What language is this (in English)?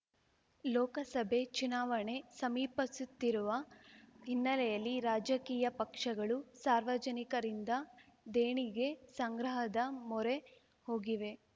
Kannada